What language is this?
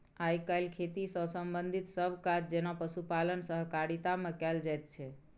Maithili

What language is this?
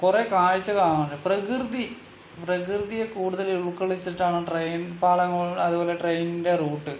Malayalam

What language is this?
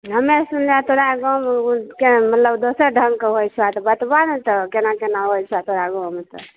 Maithili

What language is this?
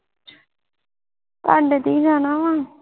Punjabi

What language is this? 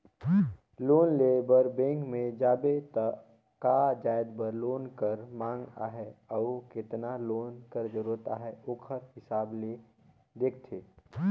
Chhattisgarhi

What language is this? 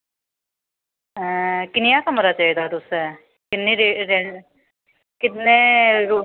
Dogri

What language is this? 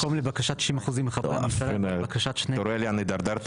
Hebrew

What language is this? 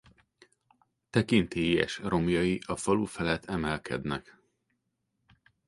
Hungarian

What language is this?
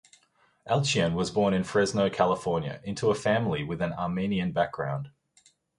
English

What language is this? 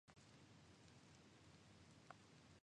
Japanese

